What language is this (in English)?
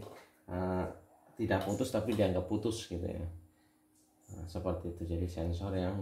Indonesian